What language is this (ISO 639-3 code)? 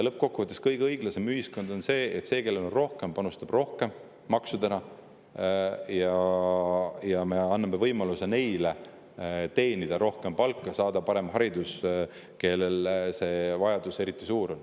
est